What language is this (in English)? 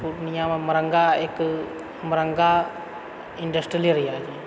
Maithili